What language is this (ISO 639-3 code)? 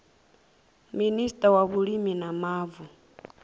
ven